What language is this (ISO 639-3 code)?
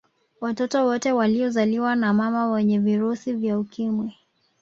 swa